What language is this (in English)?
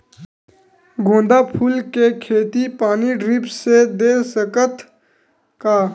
Chhattisgarhi